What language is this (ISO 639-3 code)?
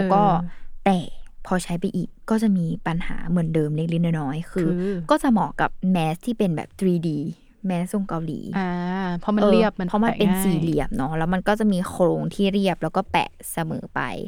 tha